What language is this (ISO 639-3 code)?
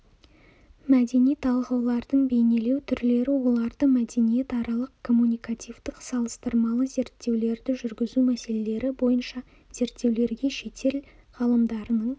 kaz